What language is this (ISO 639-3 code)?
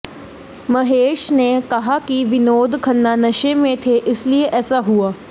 hin